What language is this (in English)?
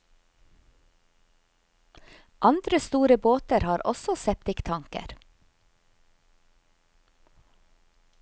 Norwegian